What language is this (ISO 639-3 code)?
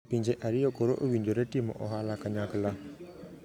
luo